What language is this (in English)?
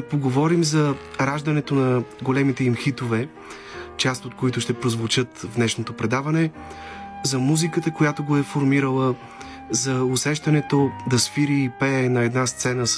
Bulgarian